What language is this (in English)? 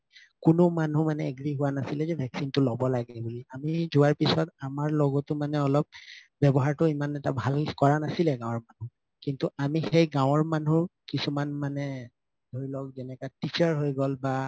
Assamese